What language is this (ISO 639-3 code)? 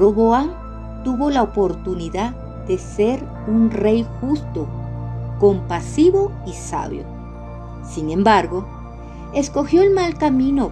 spa